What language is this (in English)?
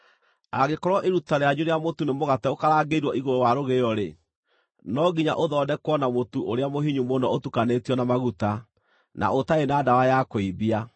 Kikuyu